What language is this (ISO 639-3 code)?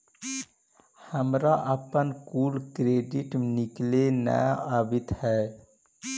mag